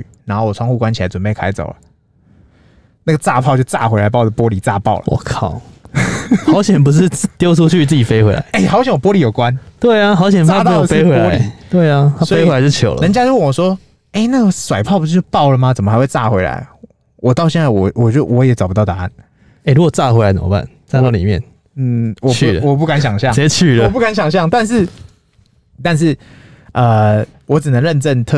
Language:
Chinese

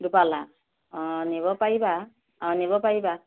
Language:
Assamese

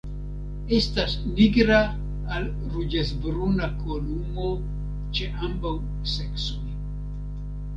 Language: Esperanto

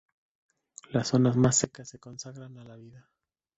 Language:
Spanish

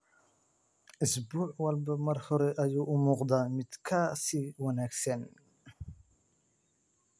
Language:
Somali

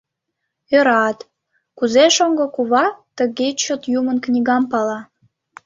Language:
Mari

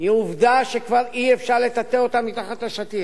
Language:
Hebrew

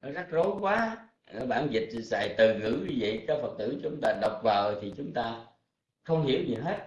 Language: Vietnamese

